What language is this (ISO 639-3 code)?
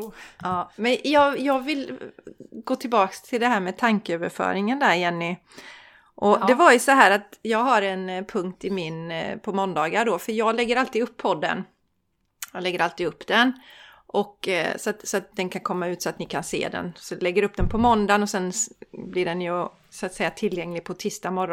swe